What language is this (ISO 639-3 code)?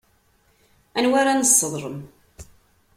kab